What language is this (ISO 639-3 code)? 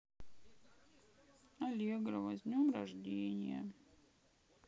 rus